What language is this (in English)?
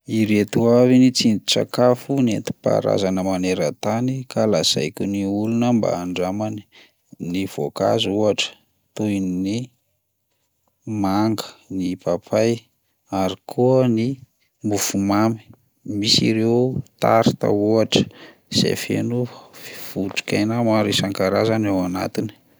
Malagasy